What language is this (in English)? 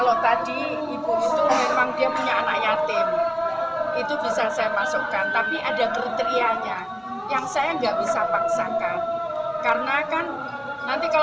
Indonesian